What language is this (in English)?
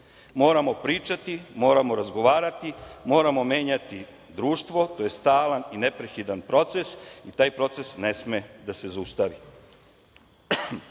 Serbian